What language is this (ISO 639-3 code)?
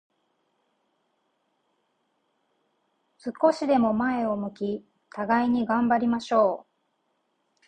jpn